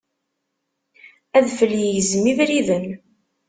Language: Kabyle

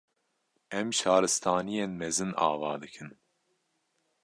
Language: Kurdish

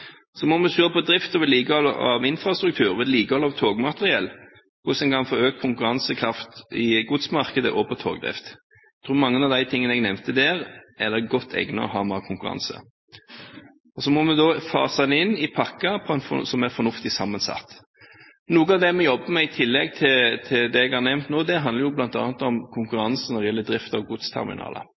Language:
Norwegian Bokmål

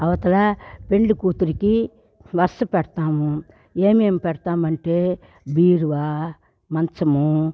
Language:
Telugu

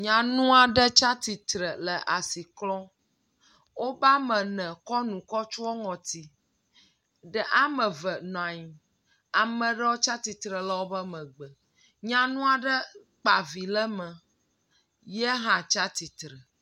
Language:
Ewe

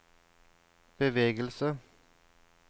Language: Norwegian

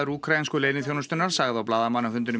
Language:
Icelandic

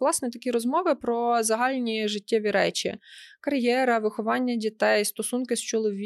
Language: Ukrainian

